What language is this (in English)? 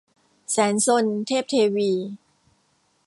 Thai